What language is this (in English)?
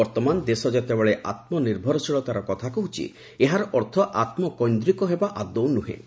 Odia